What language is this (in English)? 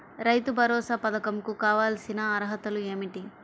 Telugu